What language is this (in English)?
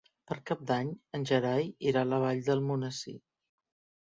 Catalan